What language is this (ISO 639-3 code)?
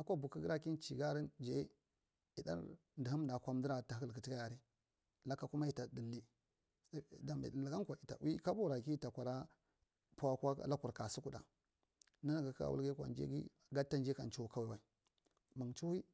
mrt